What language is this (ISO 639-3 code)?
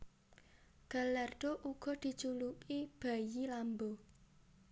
jav